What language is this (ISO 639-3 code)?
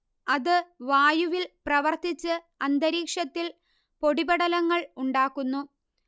mal